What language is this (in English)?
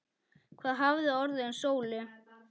Icelandic